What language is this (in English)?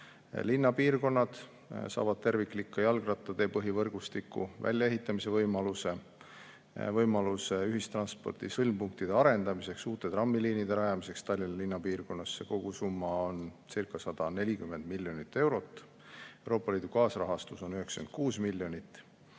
Estonian